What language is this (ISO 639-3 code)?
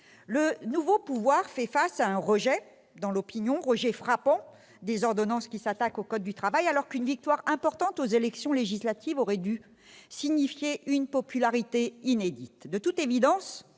fra